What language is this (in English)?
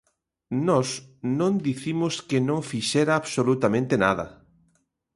Galician